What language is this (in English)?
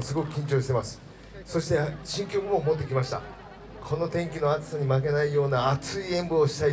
Japanese